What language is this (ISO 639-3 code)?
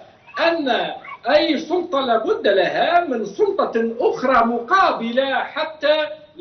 ara